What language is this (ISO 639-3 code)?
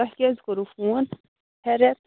kas